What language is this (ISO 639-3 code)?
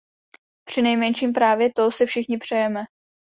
ces